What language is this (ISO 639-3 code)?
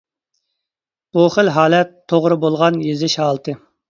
uig